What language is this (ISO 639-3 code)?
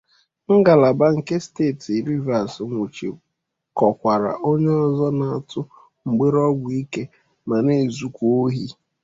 ibo